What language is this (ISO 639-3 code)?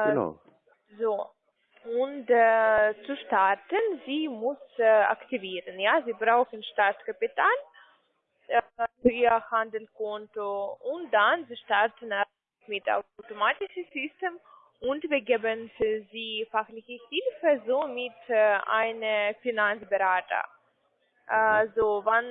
deu